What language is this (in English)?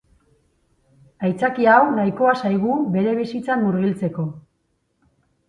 Basque